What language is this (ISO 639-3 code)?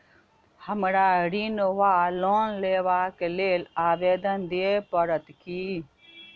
mai